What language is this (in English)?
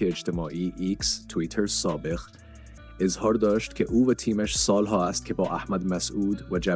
Persian